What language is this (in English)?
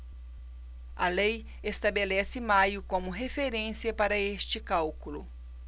Portuguese